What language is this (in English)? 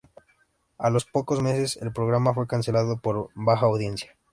Spanish